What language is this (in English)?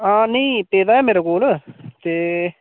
Dogri